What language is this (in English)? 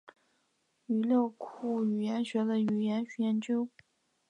Chinese